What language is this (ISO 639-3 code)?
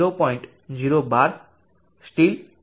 guj